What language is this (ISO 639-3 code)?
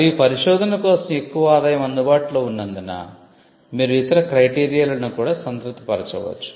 tel